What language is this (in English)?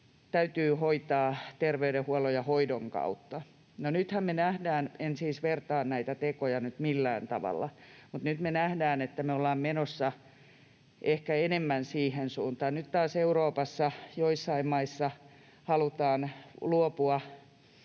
Finnish